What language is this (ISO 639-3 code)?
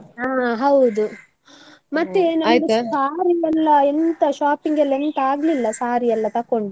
kan